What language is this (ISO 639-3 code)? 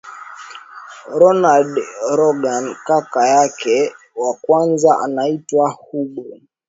swa